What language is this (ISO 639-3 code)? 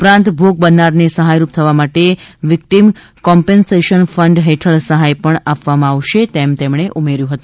guj